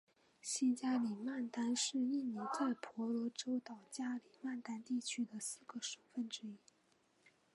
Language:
Chinese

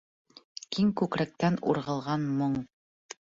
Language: Bashkir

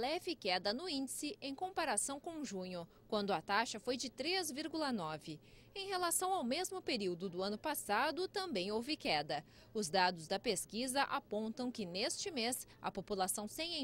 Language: Portuguese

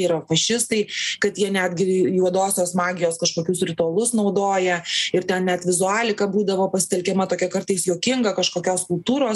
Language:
Lithuanian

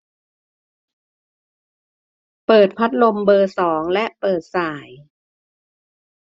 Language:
Thai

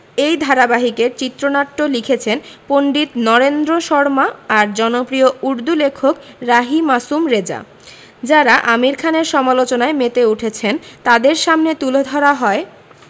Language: Bangla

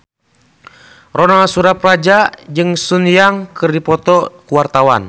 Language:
Sundanese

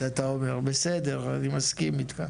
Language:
Hebrew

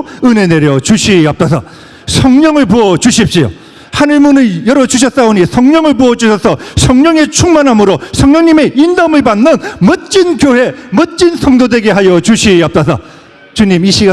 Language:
Korean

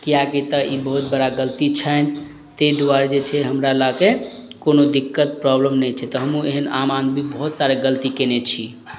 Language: Maithili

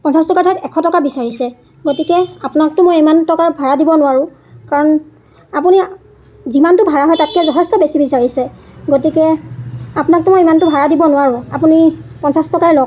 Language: Assamese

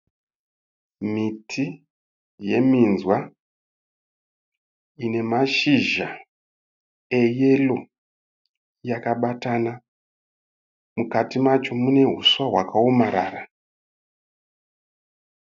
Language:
Shona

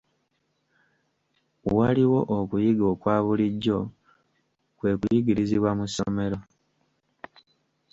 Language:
Ganda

